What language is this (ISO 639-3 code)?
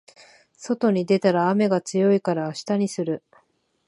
jpn